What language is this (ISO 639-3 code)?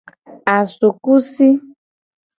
gej